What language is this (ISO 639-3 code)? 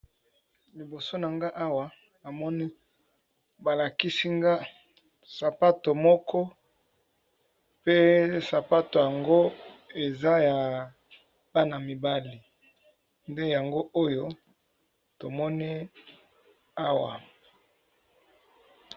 lin